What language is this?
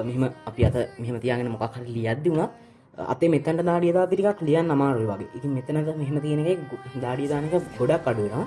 Sinhala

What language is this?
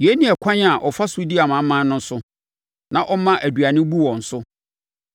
Akan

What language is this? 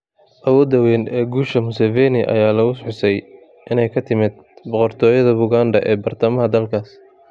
Somali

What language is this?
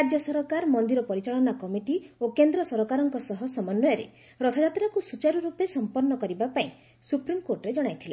Odia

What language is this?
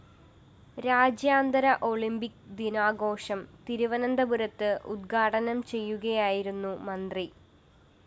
Malayalam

